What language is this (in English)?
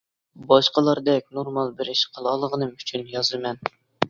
Uyghur